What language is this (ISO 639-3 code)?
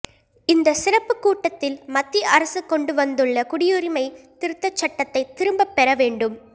tam